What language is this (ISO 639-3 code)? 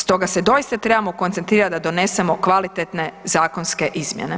hrv